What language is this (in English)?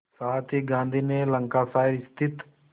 Hindi